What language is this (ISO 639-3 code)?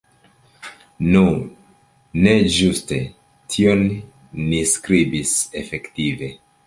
epo